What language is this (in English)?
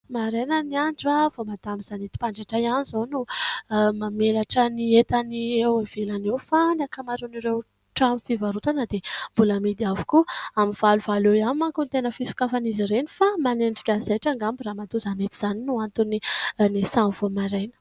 Malagasy